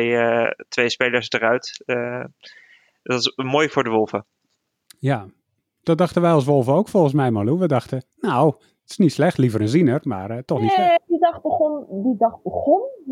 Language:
Dutch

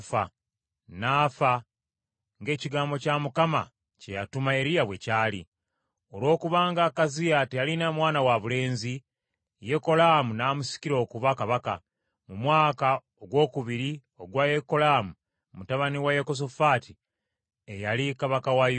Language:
Ganda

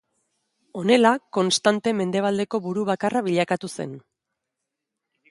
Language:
Basque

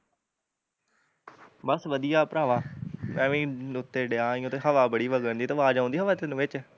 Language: Punjabi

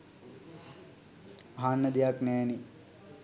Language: Sinhala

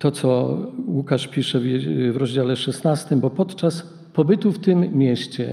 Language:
Polish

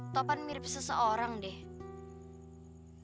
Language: Indonesian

